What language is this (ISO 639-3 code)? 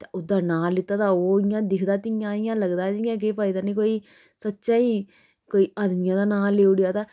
doi